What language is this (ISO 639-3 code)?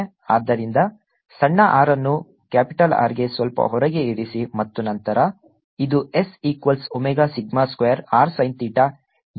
kan